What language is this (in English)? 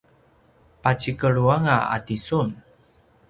Paiwan